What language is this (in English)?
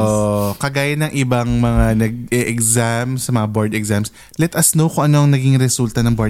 Filipino